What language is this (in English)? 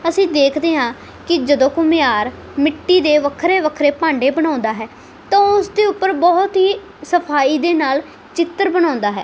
Punjabi